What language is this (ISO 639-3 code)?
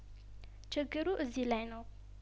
amh